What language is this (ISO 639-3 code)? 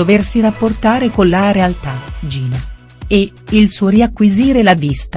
ita